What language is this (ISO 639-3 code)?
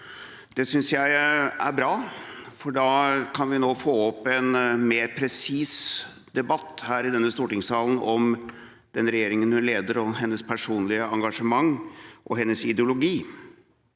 nor